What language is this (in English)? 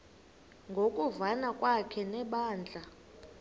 Xhosa